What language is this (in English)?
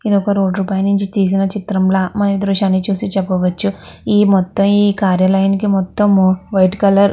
Telugu